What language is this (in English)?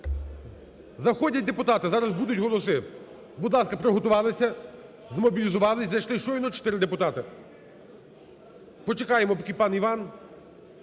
Ukrainian